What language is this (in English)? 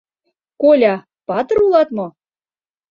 Mari